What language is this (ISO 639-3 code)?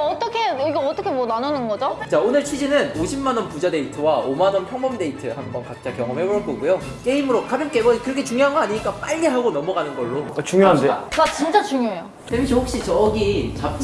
kor